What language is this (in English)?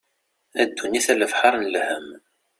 Kabyle